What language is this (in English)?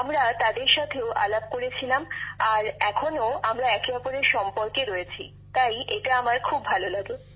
Bangla